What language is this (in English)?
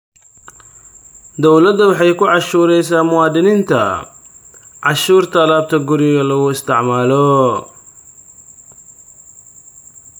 Somali